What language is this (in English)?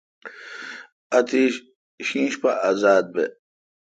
Kalkoti